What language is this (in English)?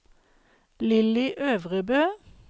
Norwegian